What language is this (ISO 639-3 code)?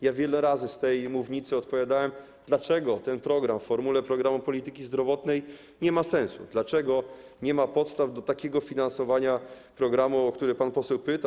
pol